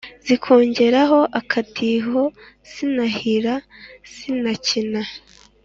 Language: Kinyarwanda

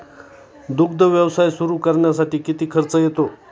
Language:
Marathi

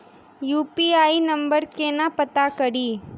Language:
Maithili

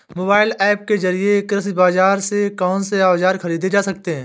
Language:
Hindi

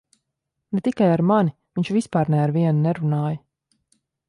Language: Latvian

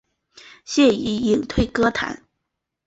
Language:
Chinese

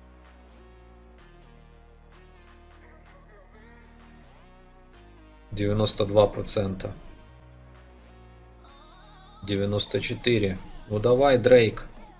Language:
Russian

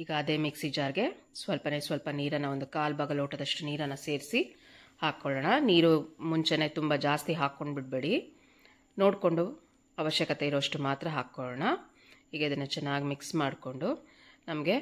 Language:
Kannada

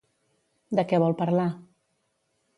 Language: Catalan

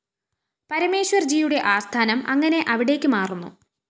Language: Malayalam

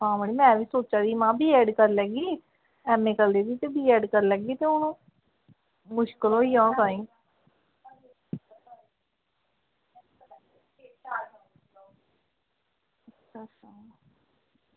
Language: Dogri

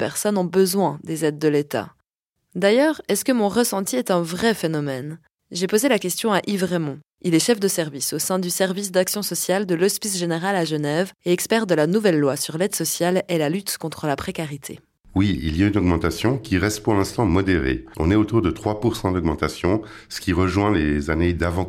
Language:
French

